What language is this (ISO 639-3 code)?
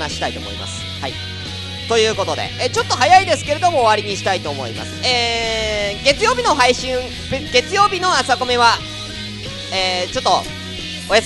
jpn